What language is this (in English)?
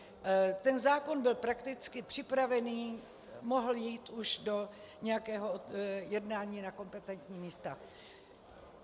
Czech